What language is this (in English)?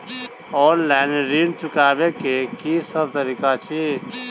Maithili